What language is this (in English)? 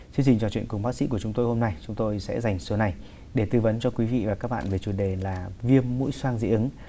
Vietnamese